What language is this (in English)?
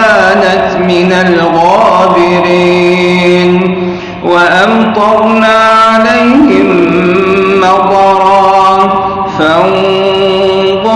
Arabic